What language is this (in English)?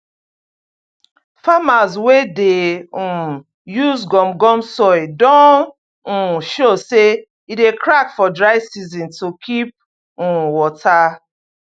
Nigerian Pidgin